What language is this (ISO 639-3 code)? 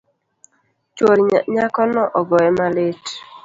luo